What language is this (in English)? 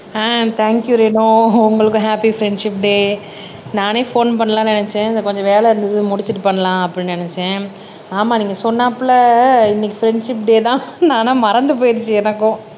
Tamil